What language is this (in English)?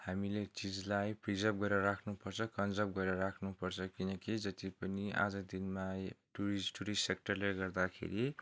Nepali